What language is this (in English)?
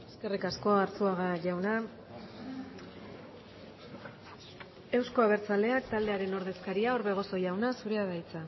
Basque